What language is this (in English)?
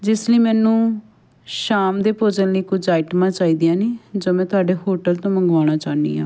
Punjabi